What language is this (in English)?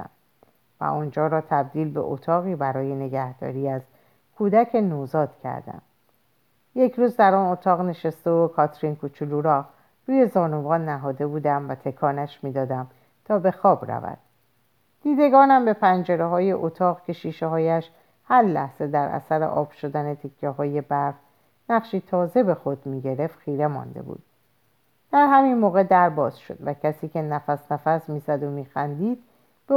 Persian